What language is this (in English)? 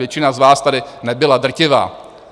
Czech